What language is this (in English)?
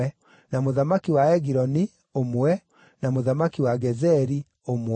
Kikuyu